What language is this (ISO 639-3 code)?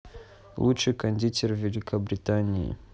rus